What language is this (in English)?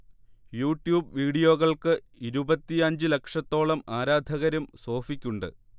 Malayalam